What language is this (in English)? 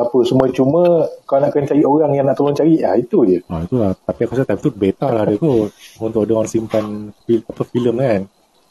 Malay